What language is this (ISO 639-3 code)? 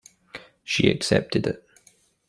eng